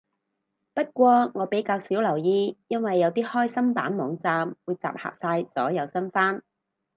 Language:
Cantonese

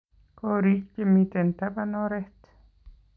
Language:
Kalenjin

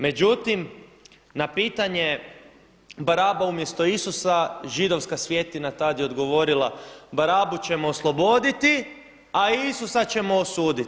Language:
Croatian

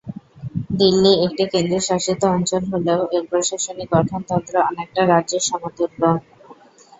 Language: Bangla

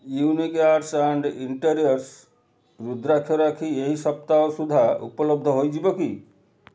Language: Odia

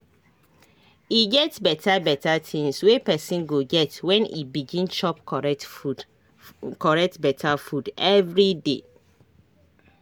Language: Nigerian Pidgin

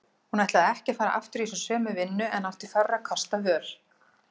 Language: Icelandic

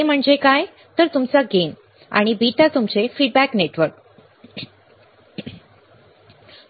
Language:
Marathi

